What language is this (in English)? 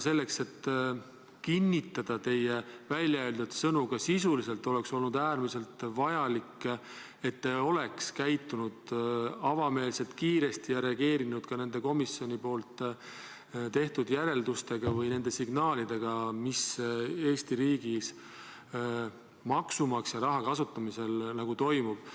Estonian